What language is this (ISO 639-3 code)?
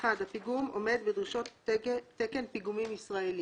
heb